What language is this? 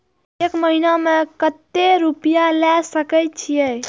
Maithili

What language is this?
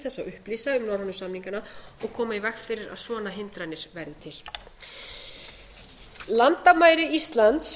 Icelandic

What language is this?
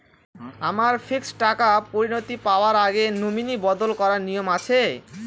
Bangla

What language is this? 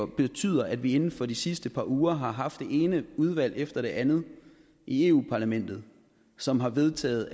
Danish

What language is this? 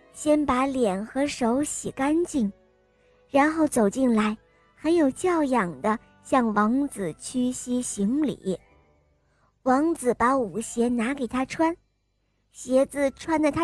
Chinese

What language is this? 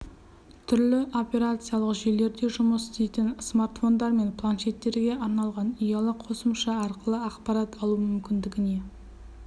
Kazakh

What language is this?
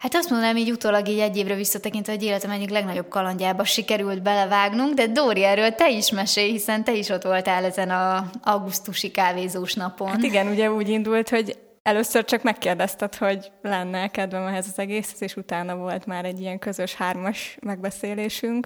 Hungarian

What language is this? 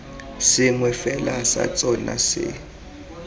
Tswana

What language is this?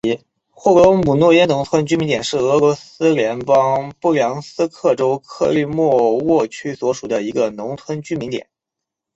Chinese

